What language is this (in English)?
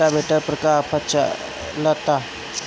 Bhojpuri